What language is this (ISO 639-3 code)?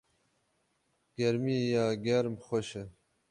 kur